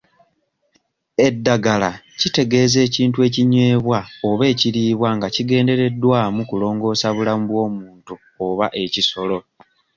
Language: Ganda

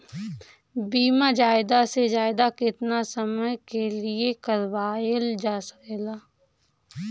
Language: Bhojpuri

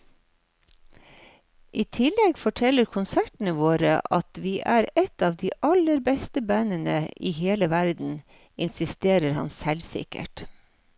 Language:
Norwegian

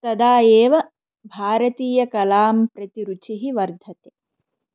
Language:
Sanskrit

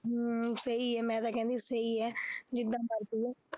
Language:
Punjabi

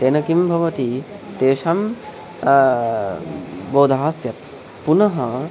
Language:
Sanskrit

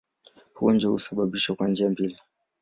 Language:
Swahili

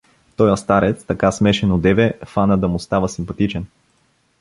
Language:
Bulgarian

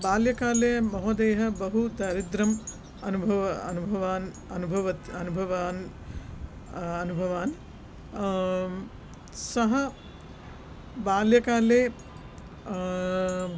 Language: Sanskrit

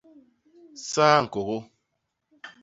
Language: Basaa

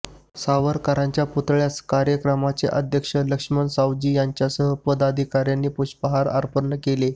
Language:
Marathi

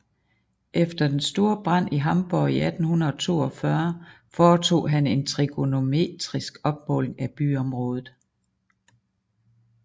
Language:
Danish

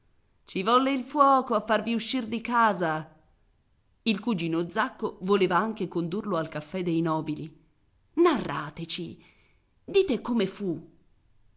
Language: Italian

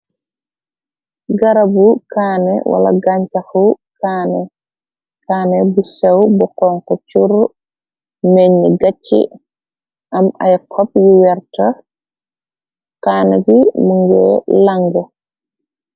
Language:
Wolof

